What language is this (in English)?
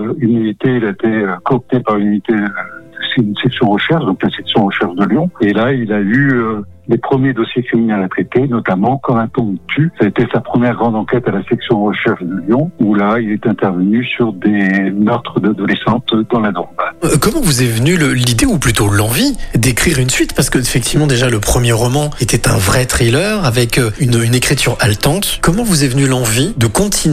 French